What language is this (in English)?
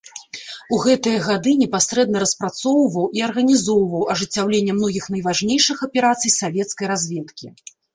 Belarusian